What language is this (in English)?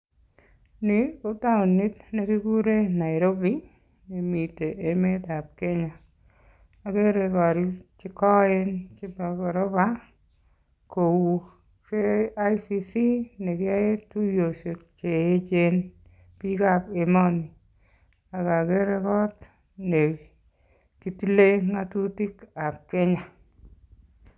Kalenjin